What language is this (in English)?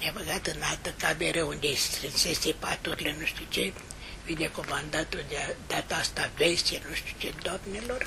Romanian